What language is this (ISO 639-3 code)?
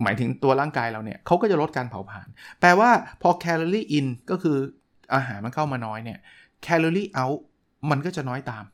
tha